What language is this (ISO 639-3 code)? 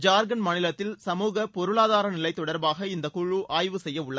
tam